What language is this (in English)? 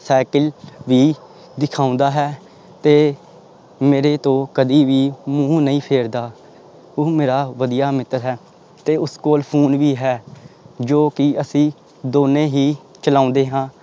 Punjabi